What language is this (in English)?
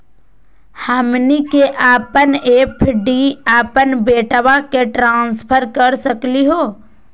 Magahi